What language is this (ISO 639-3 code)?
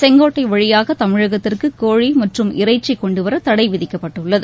tam